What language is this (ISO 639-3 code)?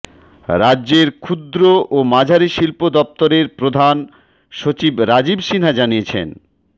ben